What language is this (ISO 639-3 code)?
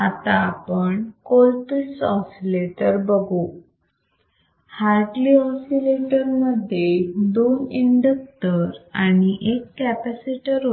mar